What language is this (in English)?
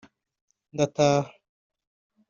Kinyarwanda